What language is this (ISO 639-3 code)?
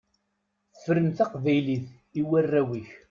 kab